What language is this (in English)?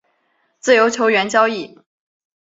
Chinese